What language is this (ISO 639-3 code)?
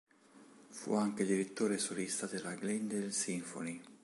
ita